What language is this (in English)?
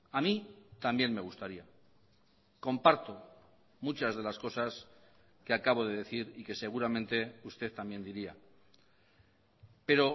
Spanish